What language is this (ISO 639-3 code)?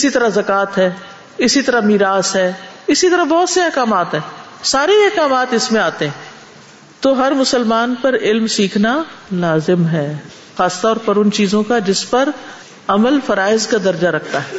urd